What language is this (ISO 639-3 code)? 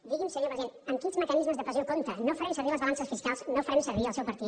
cat